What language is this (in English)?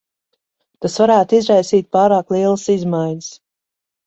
Latvian